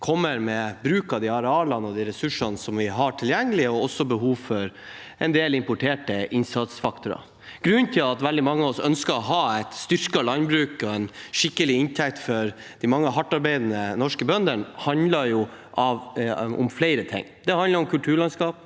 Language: Norwegian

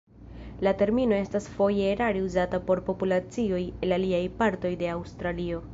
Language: Esperanto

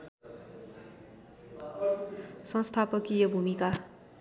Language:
Nepali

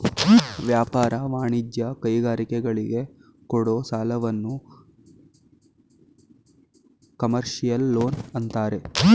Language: Kannada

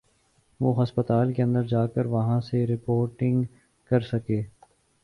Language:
Urdu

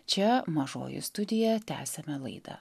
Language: Lithuanian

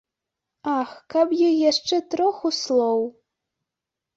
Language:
Belarusian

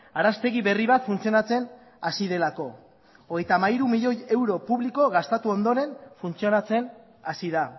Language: Basque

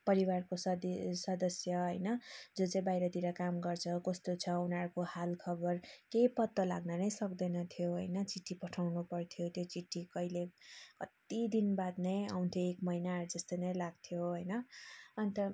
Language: Nepali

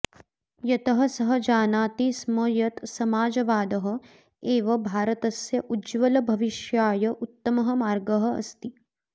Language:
Sanskrit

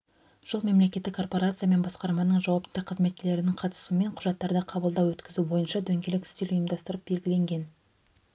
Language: Kazakh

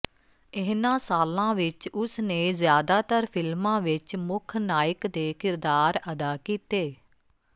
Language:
Punjabi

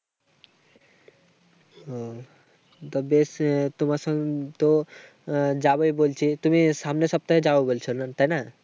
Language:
Bangla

